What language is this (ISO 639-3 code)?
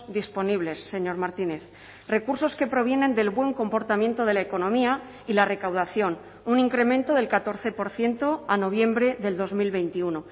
spa